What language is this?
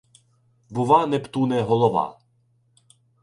Ukrainian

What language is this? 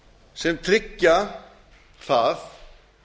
Icelandic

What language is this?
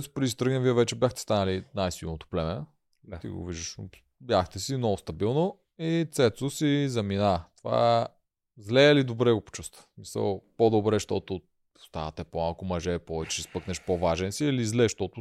Bulgarian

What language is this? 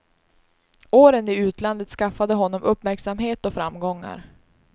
Swedish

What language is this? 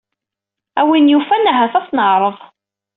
Kabyle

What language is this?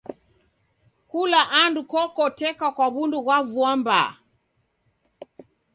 Taita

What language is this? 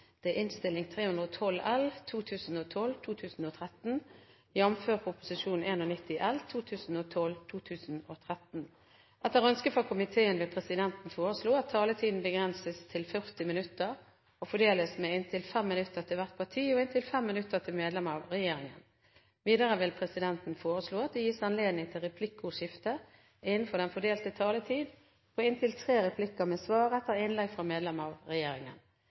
Norwegian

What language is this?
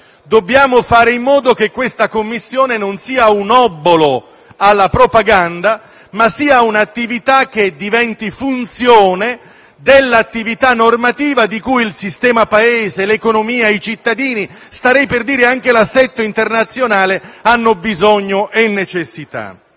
Italian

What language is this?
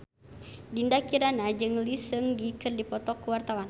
Sundanese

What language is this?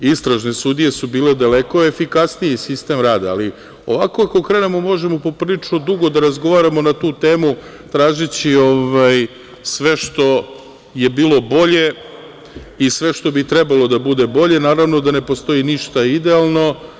Serbian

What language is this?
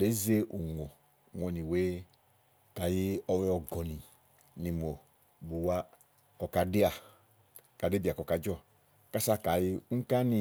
Igo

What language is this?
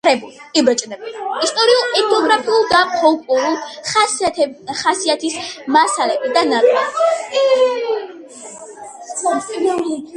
Georgian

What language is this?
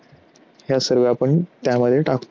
Marathi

